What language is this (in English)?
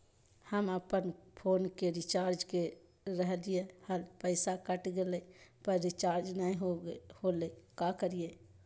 Magahi